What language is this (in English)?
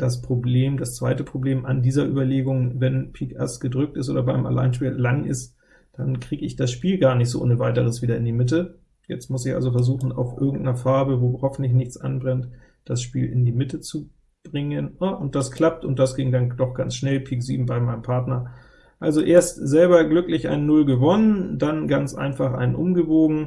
German